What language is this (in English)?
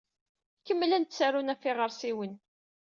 Kabyle